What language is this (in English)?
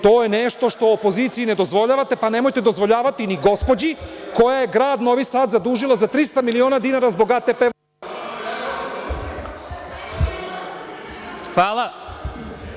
Serbian